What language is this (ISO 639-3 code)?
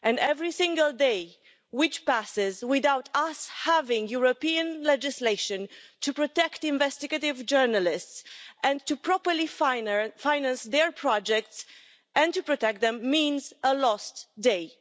eng